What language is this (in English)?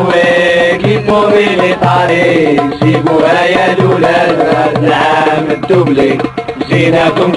Arabic